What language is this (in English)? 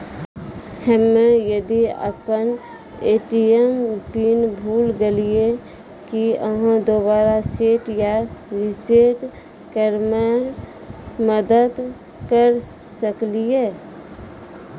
Maithili